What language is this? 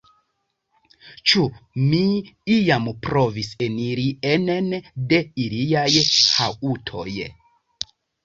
Esperanto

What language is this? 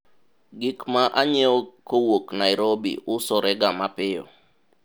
Luo (Kenya and Tanzania)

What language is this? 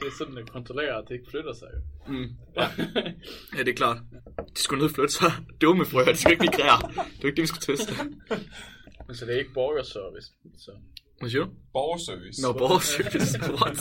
Danish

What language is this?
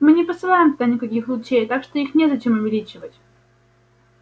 Russian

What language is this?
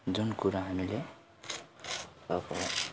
Nepali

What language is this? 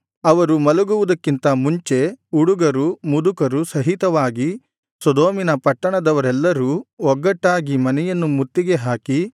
Kannada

